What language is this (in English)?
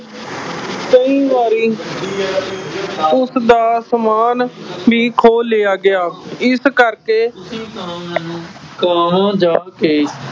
Punjabi